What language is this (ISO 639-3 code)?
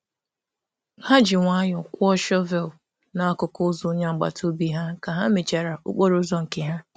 ibo